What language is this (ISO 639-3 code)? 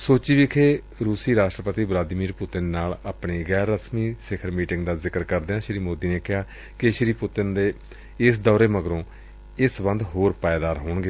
pan